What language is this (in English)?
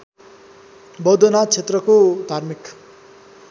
Nepali